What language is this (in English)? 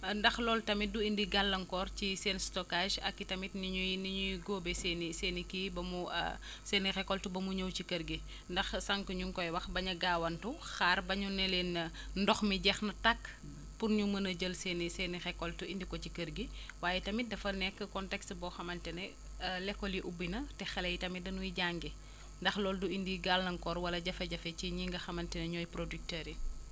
Wolof